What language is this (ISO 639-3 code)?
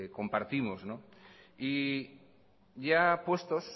spa